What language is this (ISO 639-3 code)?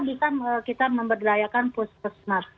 ind